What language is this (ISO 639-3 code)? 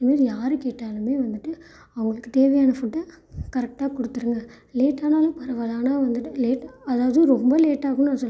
tam